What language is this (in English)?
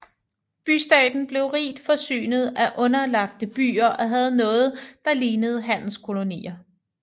Danish